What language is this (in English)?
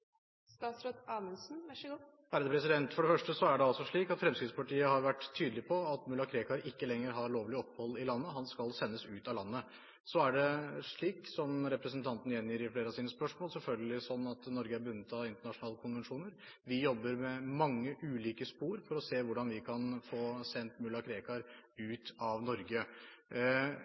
Norwegian